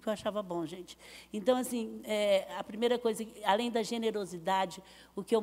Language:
Portuguese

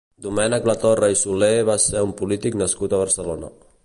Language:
Catalan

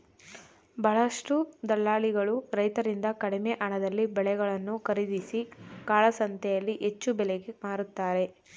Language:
Kannada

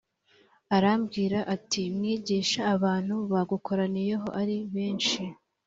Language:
Kinyarwanda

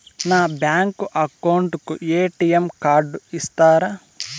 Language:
Telugu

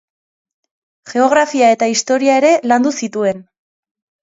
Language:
Basque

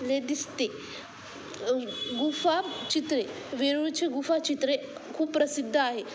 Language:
Marathi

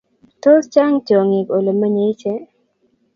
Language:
Kalenjin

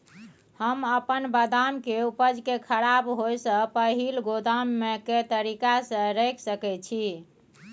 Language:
Maithili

